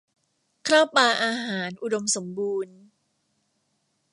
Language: Thai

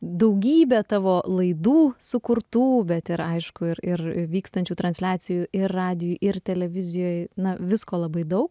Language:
Lithuanian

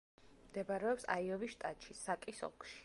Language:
Georgian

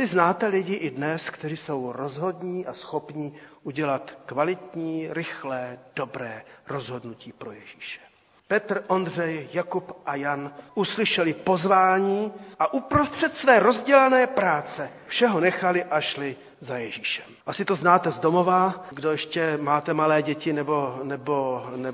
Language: Czech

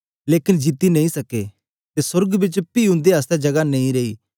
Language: Dogri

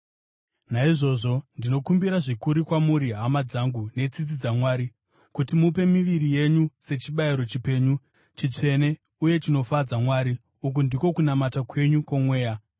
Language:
Shona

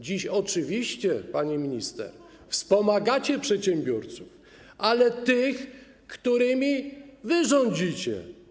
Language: Polish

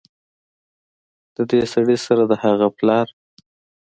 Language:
Pashto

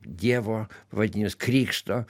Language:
Lithuanian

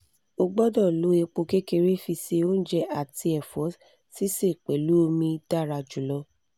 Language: Yoruba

